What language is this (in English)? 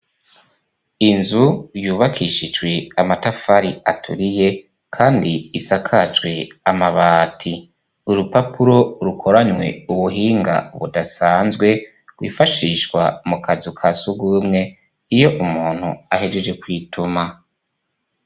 Rundi